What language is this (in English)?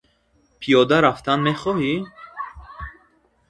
Tajik